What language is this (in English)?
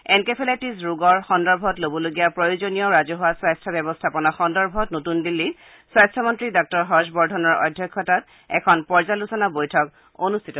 Assamese